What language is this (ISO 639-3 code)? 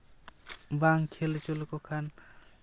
sat